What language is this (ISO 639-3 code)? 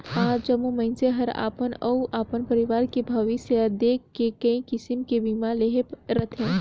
hne